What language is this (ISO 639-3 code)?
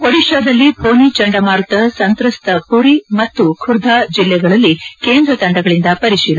kan